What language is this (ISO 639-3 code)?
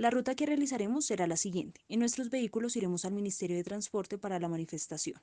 spa